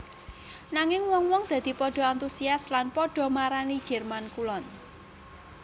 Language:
Javanese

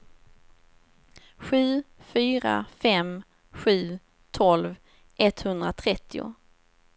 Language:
Swedish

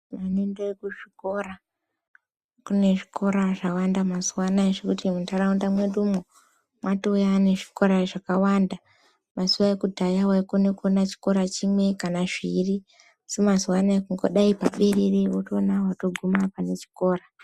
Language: Ndau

